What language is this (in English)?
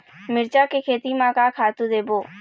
Chhattisgarhi